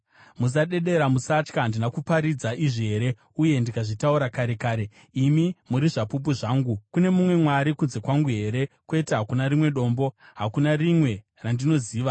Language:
Shona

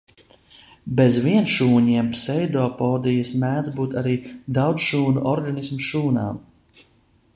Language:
Latvian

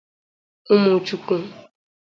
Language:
Igbo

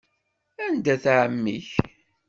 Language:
Kabyle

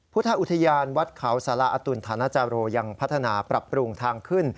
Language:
Thai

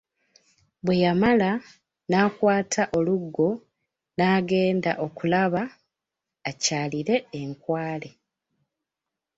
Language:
Ganda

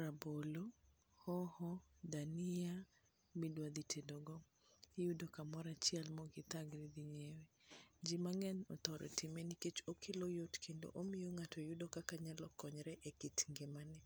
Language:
Luo (Kenya and Tanzania)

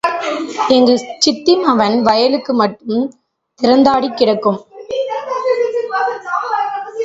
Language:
Tamil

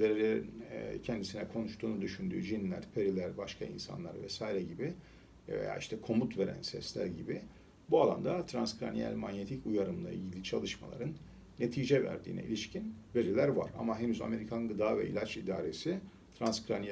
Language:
Turkish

